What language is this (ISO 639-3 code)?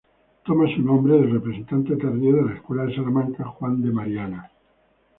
spa